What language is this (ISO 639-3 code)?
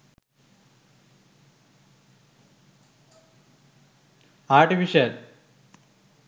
sin